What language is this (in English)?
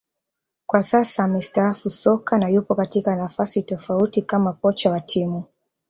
Swahili